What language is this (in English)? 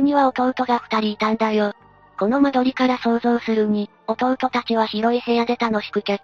Japanese